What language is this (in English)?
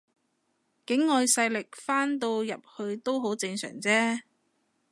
Cantonese